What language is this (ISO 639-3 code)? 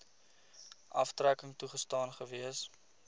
afr